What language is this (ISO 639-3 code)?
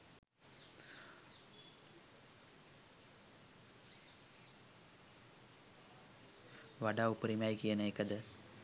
sin